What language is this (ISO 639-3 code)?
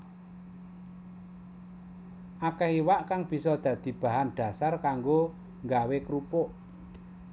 jav